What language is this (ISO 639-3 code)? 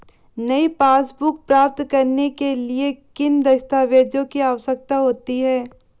hin